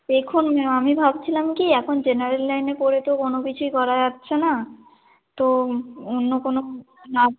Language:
Bangla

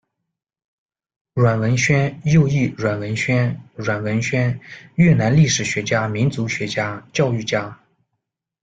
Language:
Chinese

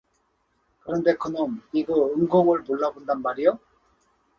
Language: Korean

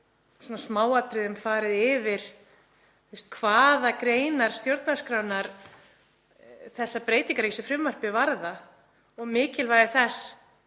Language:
Icelandic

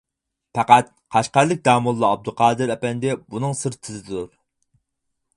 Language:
Uyghur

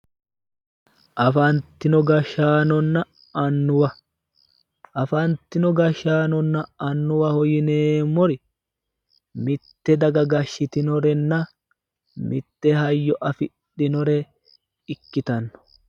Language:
Sidamo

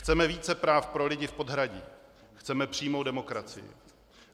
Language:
Czech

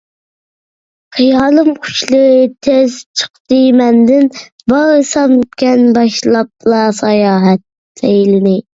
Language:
Uyghur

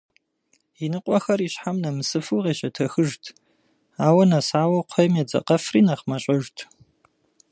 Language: Kabardian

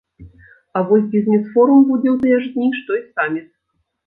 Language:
Belarusian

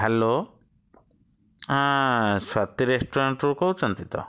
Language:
Odia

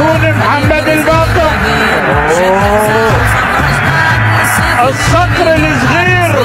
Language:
Arabic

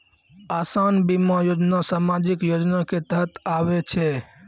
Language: Maithili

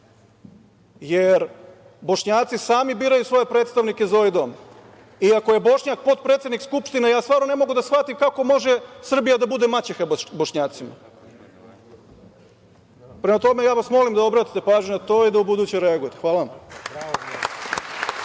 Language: Serbian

